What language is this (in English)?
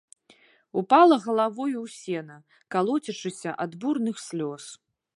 Belarusian